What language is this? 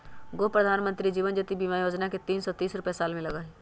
Magahi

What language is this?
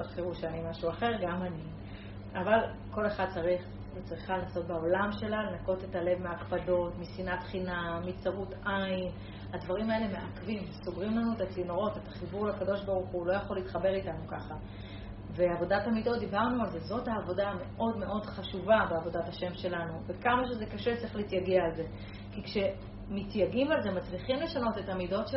Hebrew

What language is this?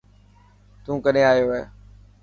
Dhatki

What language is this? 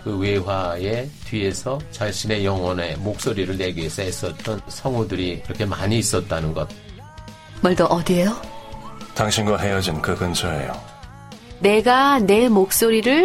Korean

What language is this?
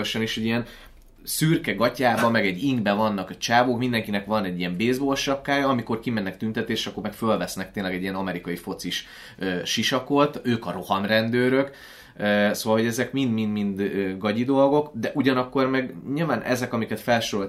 Hungarian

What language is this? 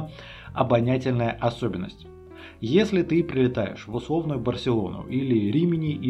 Russian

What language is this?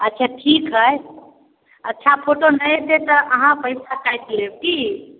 Maithili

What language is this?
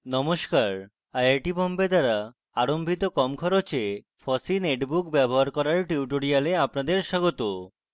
Bangla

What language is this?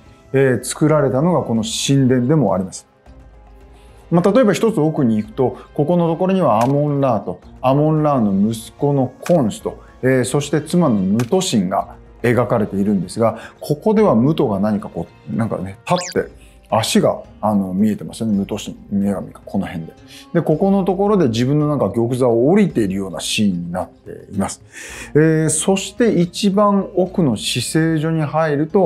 Japanese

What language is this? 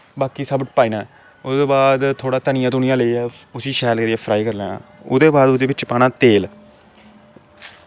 Dogri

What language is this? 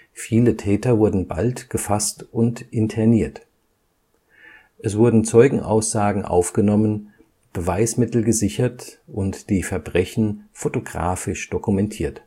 German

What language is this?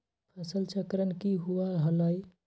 Magahi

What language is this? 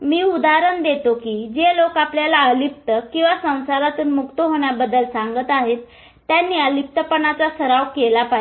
Marathi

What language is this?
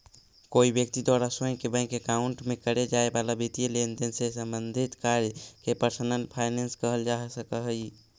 Magahi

